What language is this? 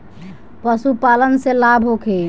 Bhojpuri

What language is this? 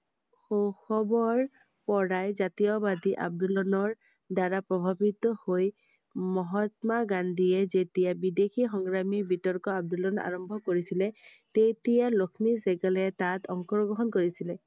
Assamese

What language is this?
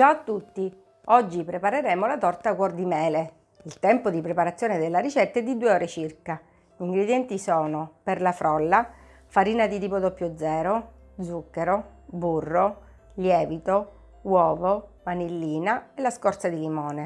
Italian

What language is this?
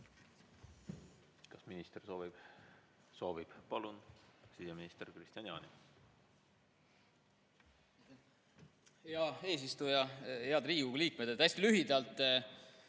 Estonian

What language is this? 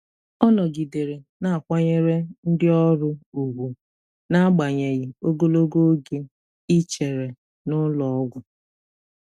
Igbo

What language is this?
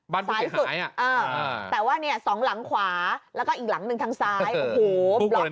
Thai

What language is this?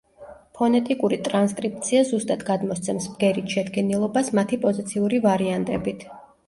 Georgian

